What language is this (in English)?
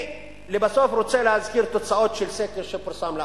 Hebrew